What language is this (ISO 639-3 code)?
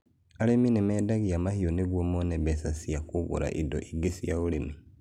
kik